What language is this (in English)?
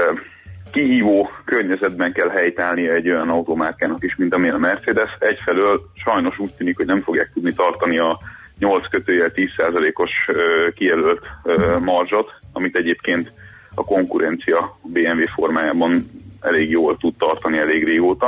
Hungarian